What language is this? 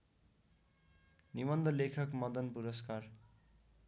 Nepali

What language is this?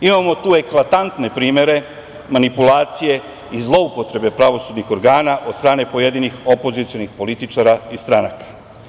Serbian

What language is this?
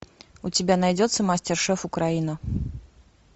Russian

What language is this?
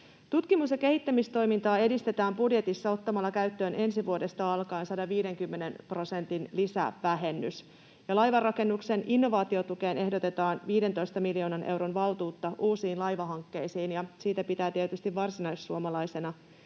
Finnish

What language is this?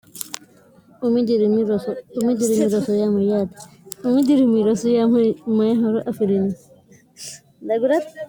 Sidamo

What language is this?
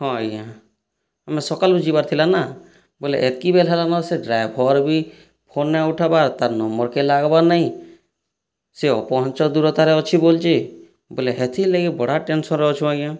Odia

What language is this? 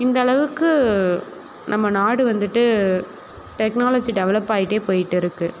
Tamil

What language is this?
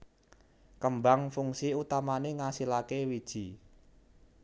Javanese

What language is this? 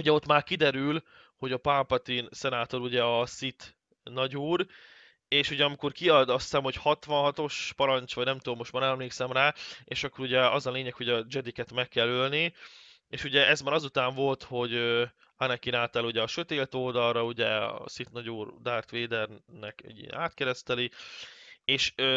Hungarian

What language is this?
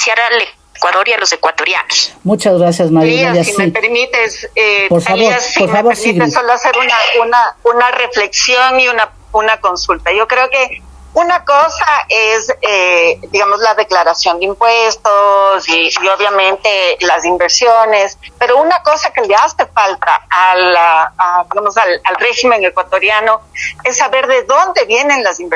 Spanish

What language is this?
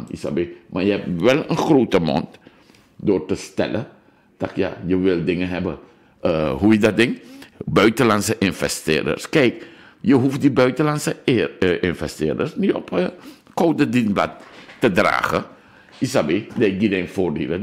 Dutch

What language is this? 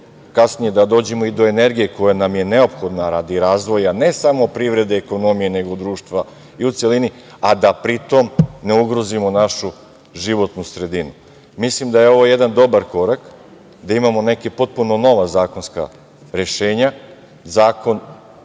Serbian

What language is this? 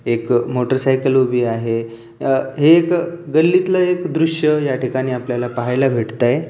Marathi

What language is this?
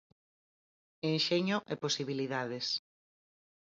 Galician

